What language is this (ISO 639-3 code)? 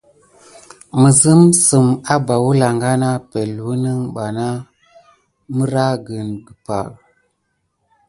gid